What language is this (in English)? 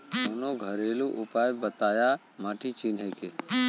Bhojpuri